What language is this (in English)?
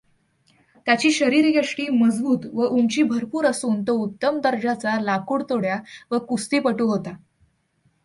Marathi